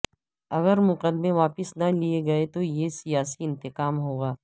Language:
Urdu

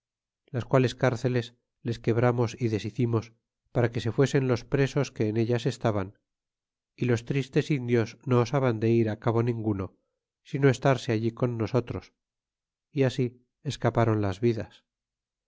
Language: Spanish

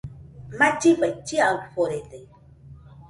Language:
Nüpode Huitoto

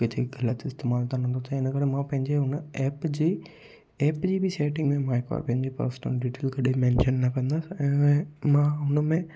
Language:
Sindhi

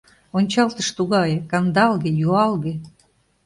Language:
Mari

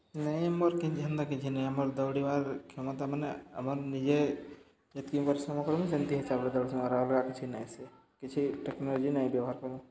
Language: Odia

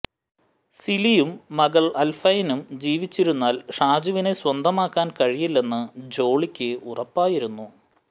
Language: Malayalam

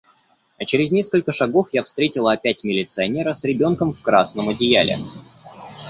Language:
Russian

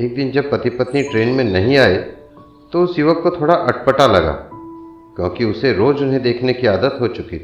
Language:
Hindi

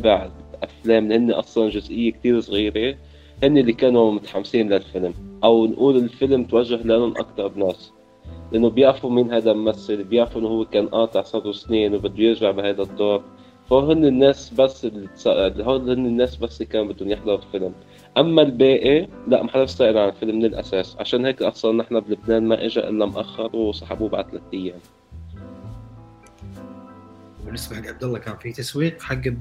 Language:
Arabic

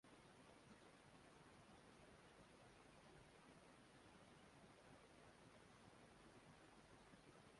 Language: Swahili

